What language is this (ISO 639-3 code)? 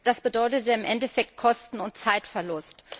deu